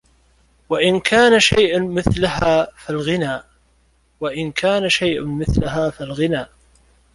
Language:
Arabic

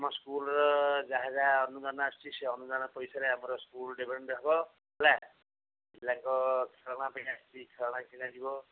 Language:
Odia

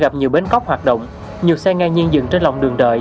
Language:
Vietnamese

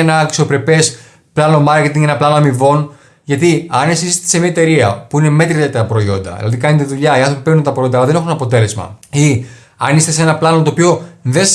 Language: Greek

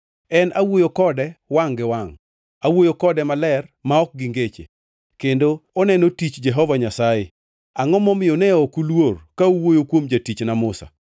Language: Luo (Kenya and Tanzania)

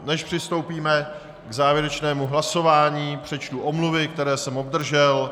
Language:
Czech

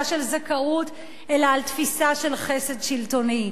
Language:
Hebrew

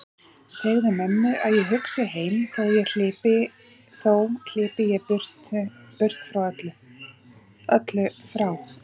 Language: Icelandic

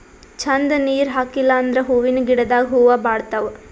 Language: Kannada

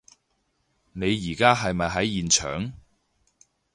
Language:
Cantonese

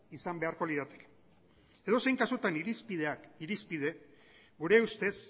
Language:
Basque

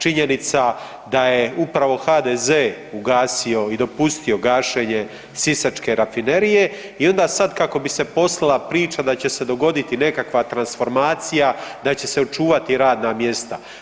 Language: Croatian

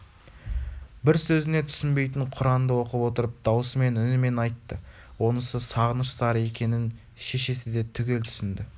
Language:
Kazakh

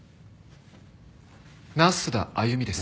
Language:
Japanese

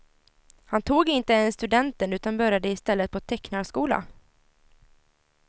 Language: Swedish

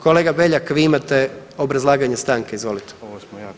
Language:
Croatian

